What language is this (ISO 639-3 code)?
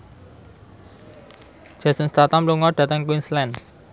jav